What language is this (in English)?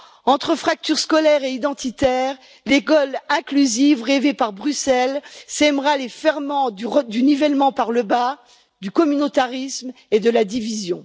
French